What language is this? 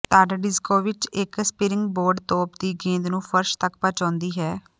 Punjabi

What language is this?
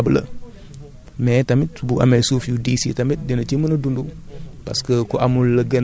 Wolof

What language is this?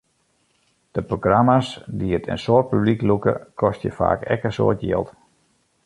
Western Frisian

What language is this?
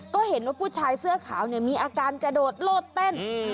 Thai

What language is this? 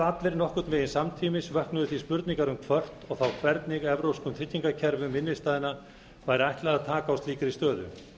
Icelandic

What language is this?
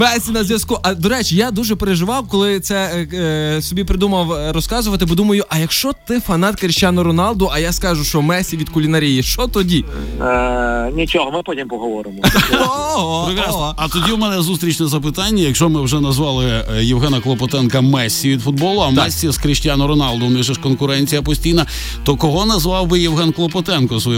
Ukrainian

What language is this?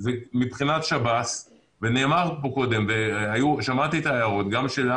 Hebrew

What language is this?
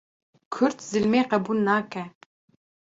Kurdish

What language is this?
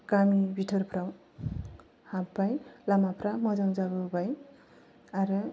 Bodo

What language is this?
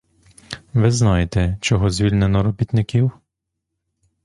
Ukrainian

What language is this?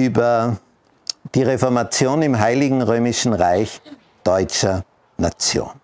German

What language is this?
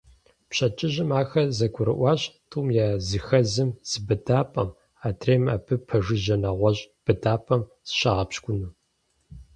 Kabardian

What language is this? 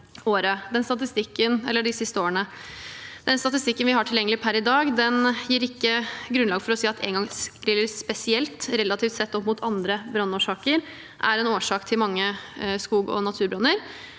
Norwegian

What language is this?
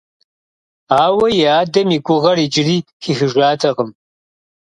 Kabardian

